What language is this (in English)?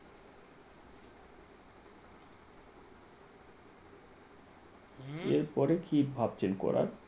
Bangla